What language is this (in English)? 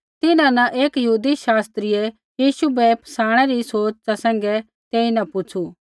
Kullu Pahari